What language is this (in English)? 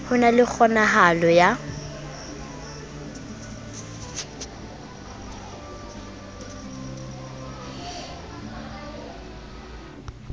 Southern Sotho